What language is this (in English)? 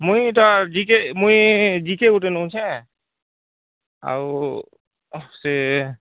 Odia